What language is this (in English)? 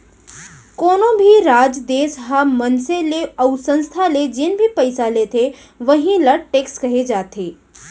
Chhattisgarhi